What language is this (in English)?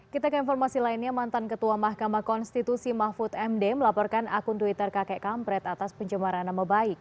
Indonesian